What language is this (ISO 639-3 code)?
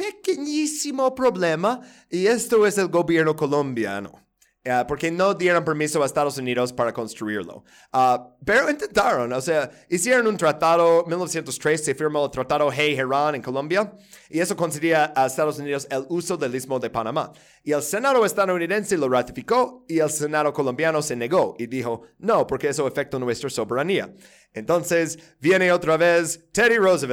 spa